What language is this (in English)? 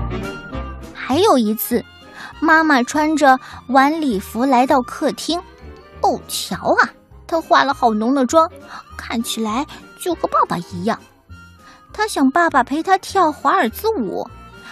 Chinese